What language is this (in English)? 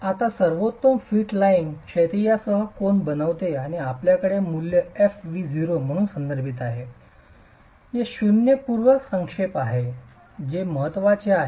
Marathi